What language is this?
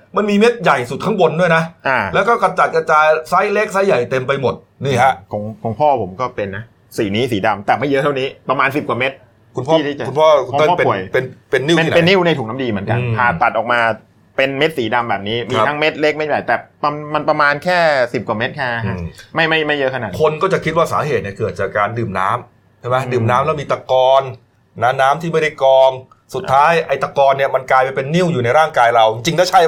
Thai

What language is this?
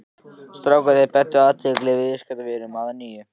Icelandic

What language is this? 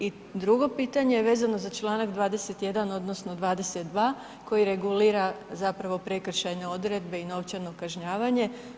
Croatian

